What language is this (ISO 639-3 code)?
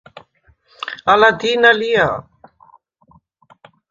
sva